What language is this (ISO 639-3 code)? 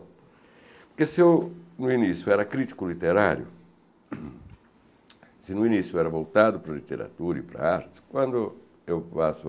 por